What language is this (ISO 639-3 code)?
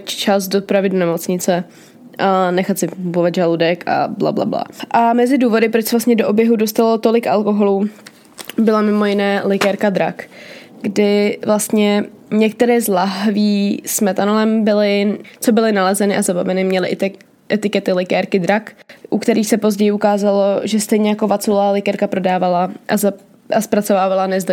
ces